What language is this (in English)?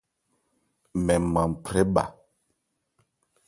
Ebrié